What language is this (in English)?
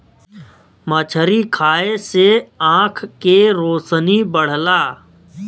Bhojpuri